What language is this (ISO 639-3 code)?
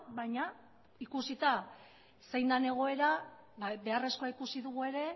eus